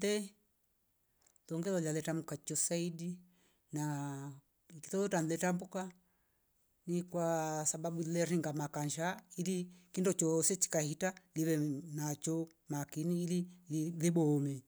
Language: Rombo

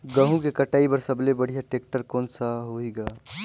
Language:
Chhattisgarhi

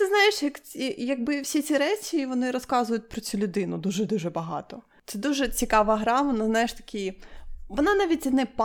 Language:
Ukrainian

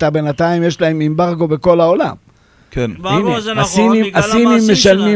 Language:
Hebrew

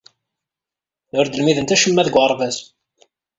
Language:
Kabyle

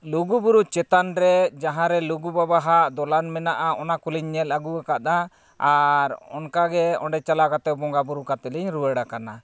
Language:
Santali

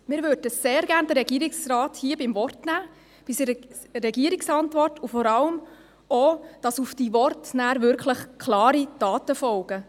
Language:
Swiss German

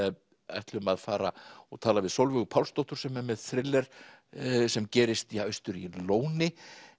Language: Icelandic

